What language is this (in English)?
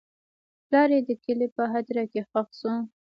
Pashto